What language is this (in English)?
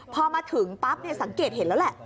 Thai